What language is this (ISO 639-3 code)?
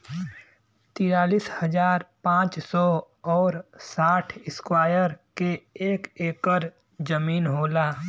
bho